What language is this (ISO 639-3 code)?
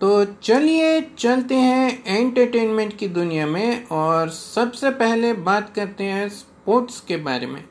hin